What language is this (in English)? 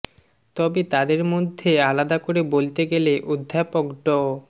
Bangla